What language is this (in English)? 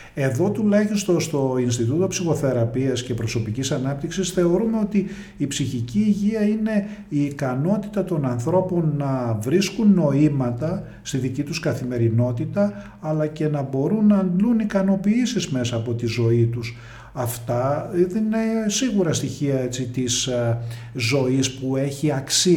Greek